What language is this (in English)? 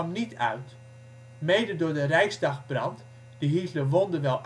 Dutch